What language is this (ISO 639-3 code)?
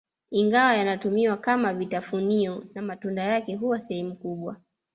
swa